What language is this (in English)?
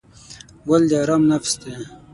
Pashto